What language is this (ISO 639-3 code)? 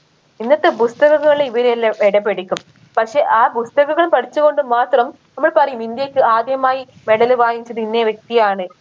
mal